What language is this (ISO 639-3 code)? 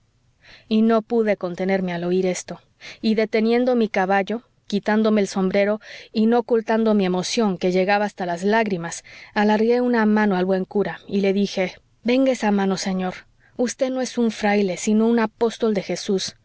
spa